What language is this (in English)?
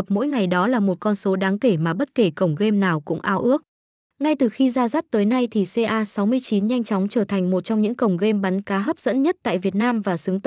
Vietnamese